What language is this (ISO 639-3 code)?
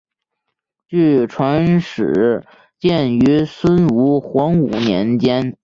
zho